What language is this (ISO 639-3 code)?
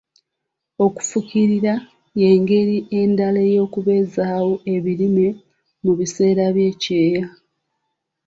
lug